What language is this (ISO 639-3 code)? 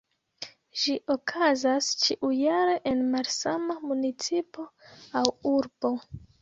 epo